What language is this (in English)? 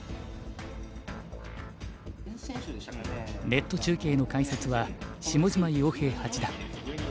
Japanese